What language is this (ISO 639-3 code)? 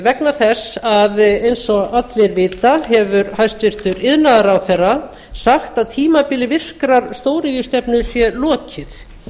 isl